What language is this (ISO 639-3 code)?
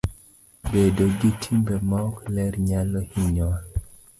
luo